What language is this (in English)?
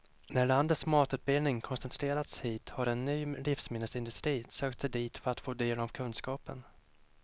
Swedish